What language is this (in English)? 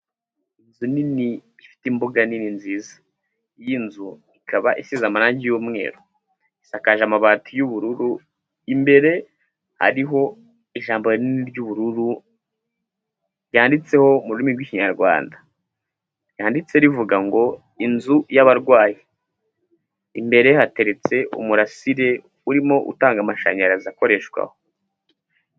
Kinyarwanda